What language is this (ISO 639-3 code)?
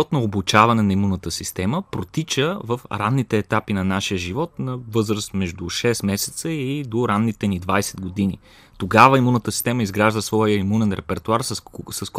bul